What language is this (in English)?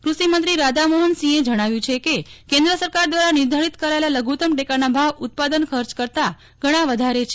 Gujarati